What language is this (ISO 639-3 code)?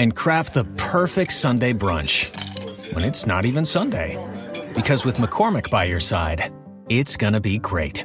spa